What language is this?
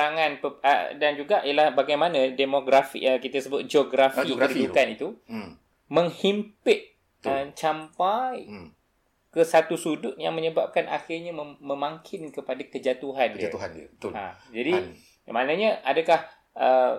Malay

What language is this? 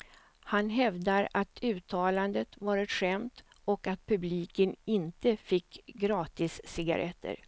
Swedish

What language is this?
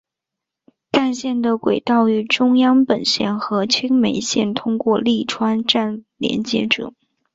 Chinese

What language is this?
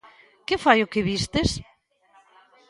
Galician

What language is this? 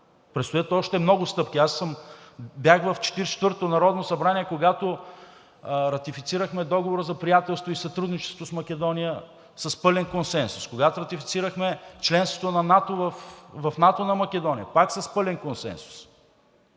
Bulgarian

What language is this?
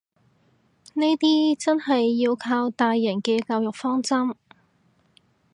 Cantonese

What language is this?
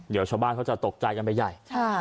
Thai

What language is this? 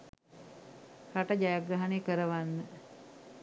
Sinhala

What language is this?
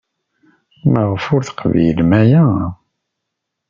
Kabyle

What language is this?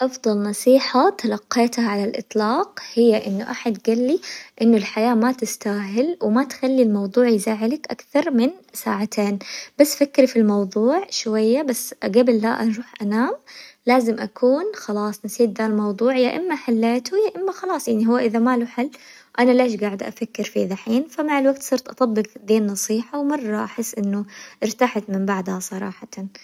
Hijazi Arabic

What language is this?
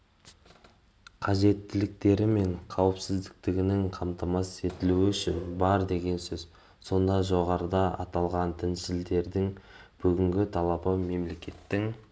Kazakh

